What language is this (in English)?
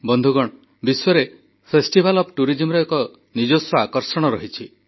Odia